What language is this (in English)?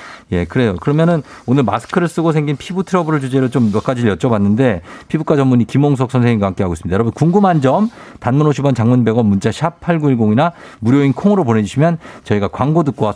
Korean